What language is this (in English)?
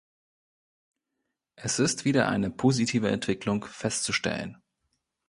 German